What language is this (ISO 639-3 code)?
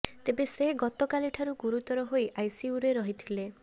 ori